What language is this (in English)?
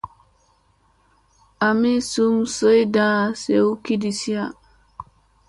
Musey